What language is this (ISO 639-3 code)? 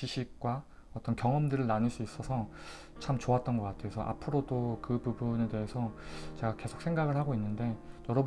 kor